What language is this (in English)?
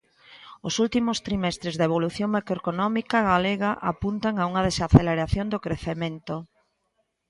Galician